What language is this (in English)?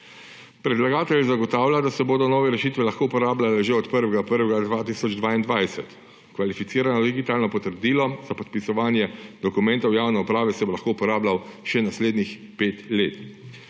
Slovenian